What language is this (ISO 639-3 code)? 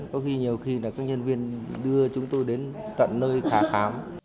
vie